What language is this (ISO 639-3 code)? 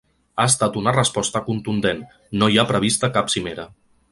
cat